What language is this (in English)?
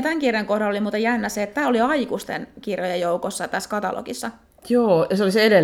Finnish